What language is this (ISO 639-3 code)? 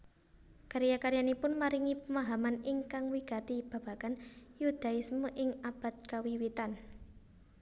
jav